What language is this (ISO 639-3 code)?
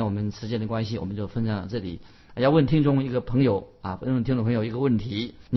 zho